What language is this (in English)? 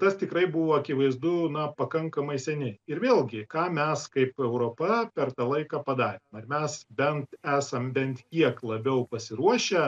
Lithuanian